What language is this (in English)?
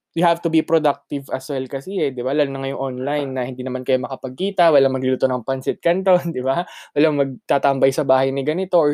Filipino